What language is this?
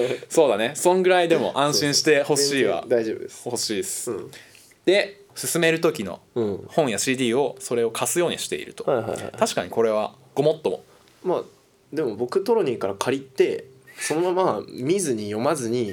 Japanese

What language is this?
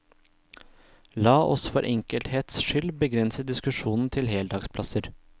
Norwegian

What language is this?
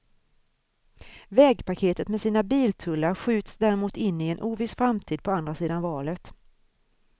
Swedish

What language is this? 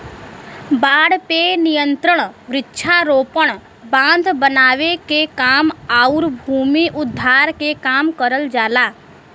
Bhojpuri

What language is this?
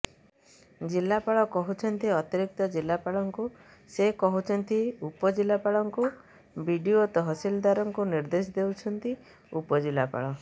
Odia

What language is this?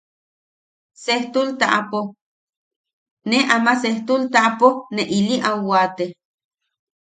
Yaqui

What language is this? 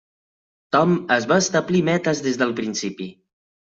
Catalan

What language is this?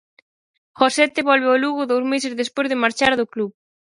Galician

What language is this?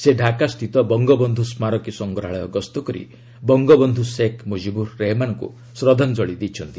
Odia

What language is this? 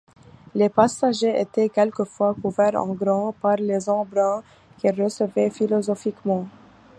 French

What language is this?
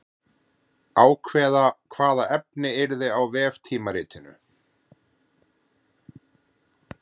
Icelandic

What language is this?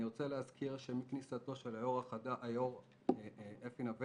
Hebrew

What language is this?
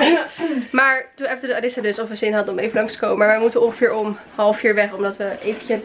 Dutch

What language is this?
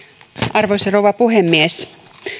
Finnish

